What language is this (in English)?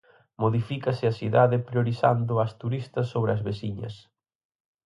Galician